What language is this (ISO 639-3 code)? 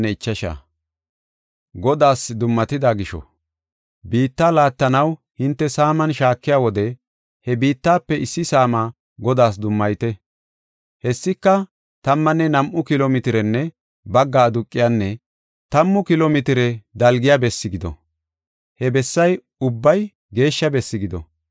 gof